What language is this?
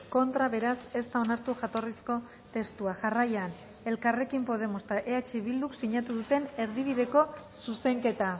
Basque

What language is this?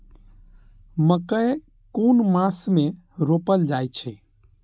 Maithili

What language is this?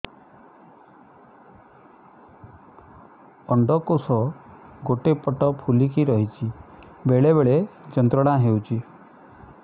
Odia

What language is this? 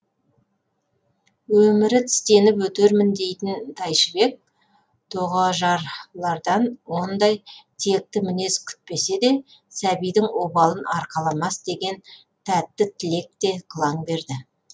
Kazakh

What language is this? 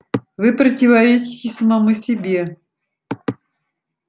Russian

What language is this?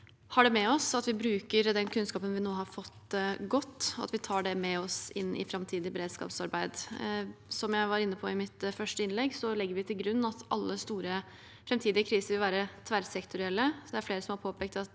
Norwegian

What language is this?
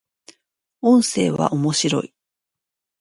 Japanese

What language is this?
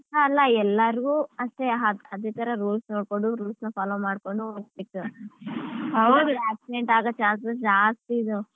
Kannada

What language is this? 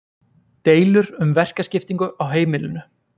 Icelandic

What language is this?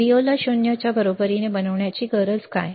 Marathi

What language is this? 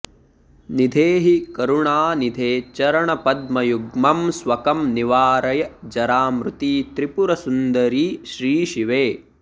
Sanskrit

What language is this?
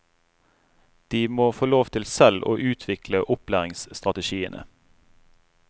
Norwegian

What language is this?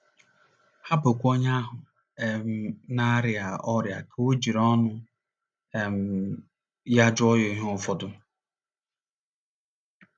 Igbo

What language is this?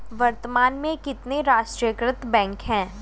Hindi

